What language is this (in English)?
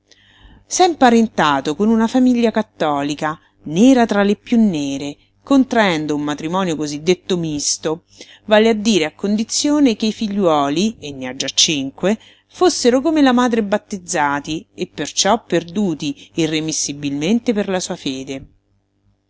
Italian